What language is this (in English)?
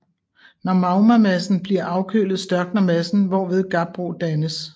Danish